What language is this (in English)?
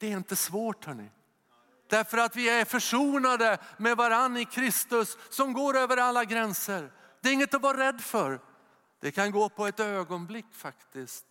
Swedish